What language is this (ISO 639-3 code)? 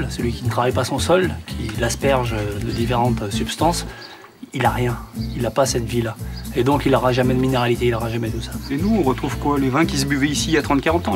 fra